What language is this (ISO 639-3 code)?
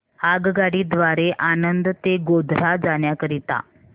mar